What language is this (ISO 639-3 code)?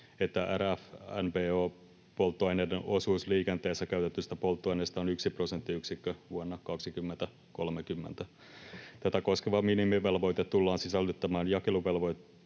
fin